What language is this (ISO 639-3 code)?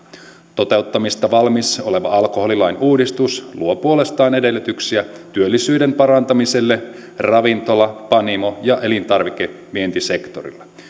fin